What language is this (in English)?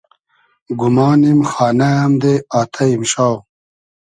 Hazaragi